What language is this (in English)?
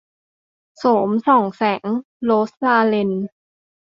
Thai